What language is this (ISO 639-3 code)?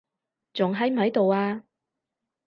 yue